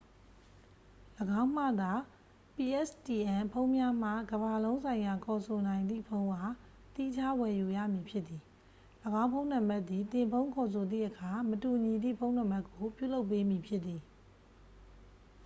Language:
Burmese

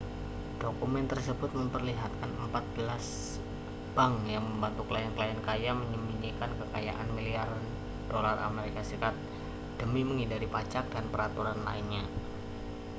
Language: Indonesian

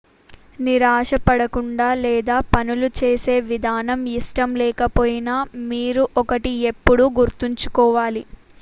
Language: Telugu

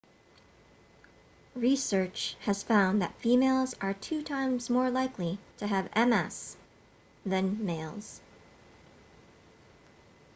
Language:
English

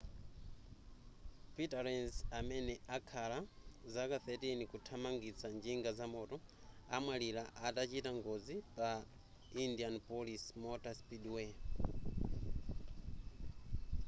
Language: Nyanja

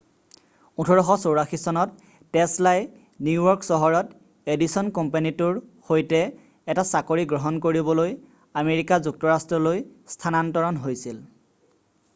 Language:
Assamese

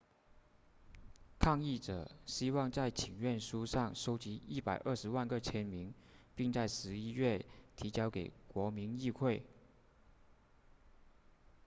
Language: Chinese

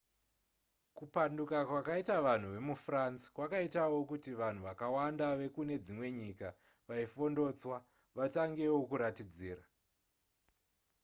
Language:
Shona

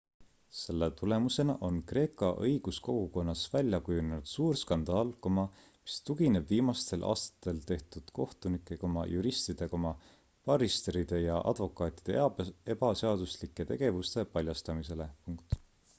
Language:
Estonian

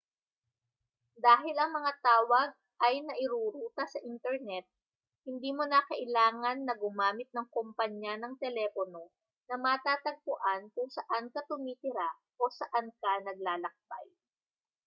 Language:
Filipino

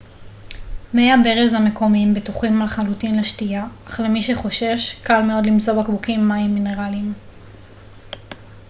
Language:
Hebrew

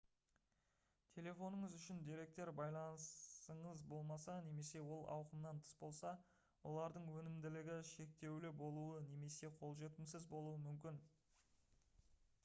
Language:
Kazakh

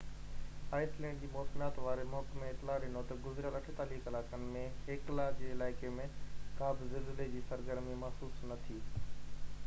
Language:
Sindhi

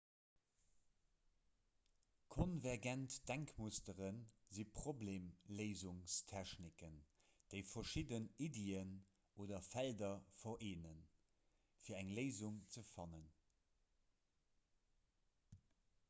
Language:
Luxembourgish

